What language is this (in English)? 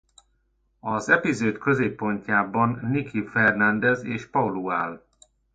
Hungarian